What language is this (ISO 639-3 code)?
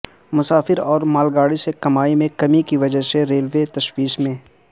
urd